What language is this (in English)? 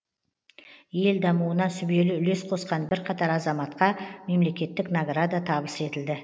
Kazakh